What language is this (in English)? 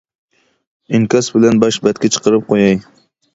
Uyghur